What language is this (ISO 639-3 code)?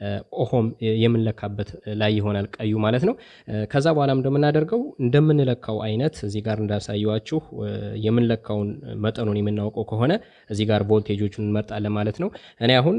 ind